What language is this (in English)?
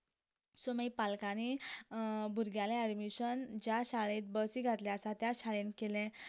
Konkani